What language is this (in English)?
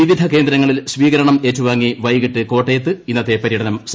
Malayalam